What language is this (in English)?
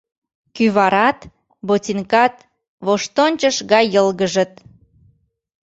Mari